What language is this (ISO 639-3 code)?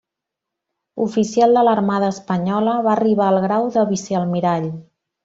cat